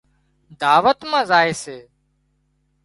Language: Wadiyara Koli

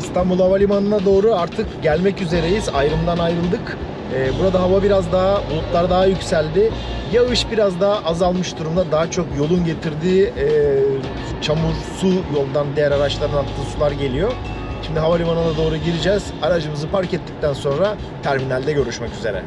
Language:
Turkish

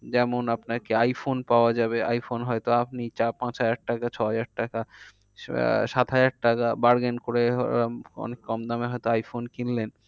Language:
Bangla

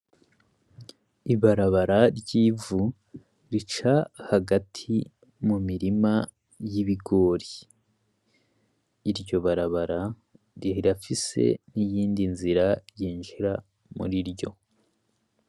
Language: Rundi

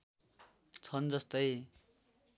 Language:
Nepali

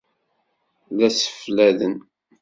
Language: Kabyle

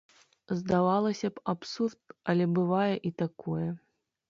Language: Belarusian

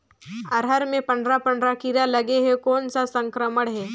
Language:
Chhattisgarhi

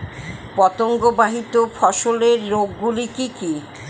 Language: Bangla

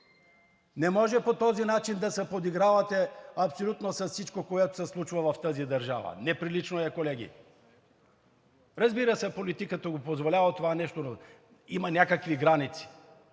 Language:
Bulgarian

